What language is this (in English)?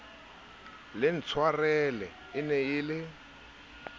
Southern Sotho